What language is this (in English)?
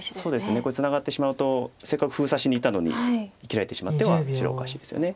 Japanese